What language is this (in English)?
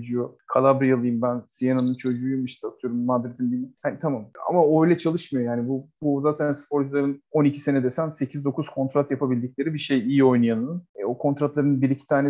Turkish